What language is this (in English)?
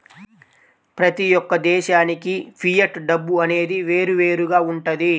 Telugu